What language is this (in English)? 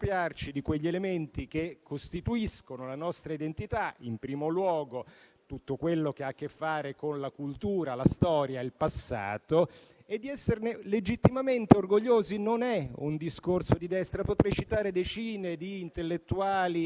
Italian